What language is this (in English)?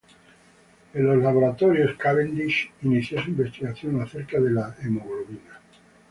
Spanish